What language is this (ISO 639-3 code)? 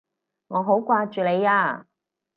yue